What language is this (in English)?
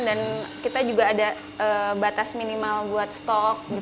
Indonesian